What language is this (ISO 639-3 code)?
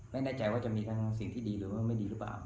tha